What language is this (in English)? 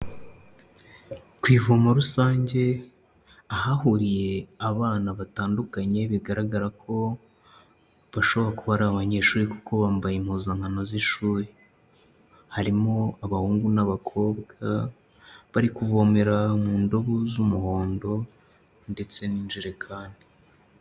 Kinyarwanda